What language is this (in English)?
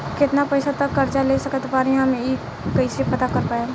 Bhojpuri